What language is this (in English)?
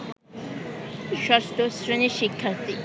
Bangla